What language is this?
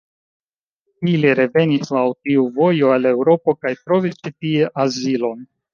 Esperanto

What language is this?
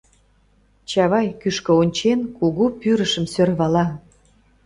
Mari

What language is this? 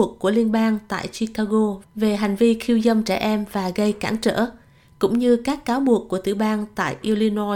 Vietnamese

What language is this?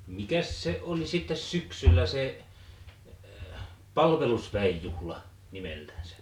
Finnish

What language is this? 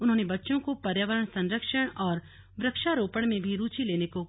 Hindi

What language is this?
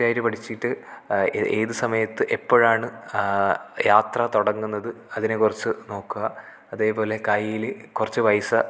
Malayalam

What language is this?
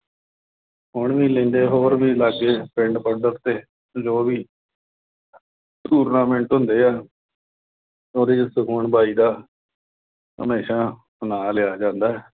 Punjabi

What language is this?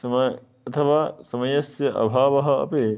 Sanskrit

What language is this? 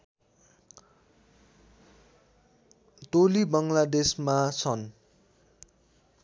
Nepali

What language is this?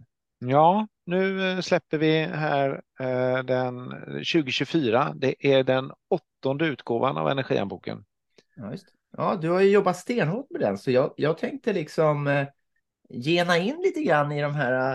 Swedish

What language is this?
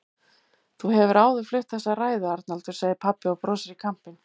Icelandic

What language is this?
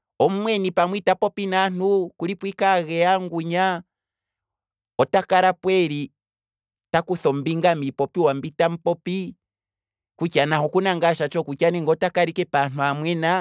Kwambi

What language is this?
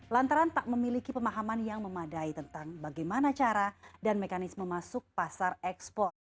Indonesian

